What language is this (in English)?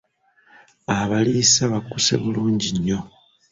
Ganda